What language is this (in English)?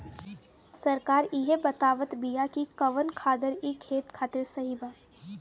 Bhojpuri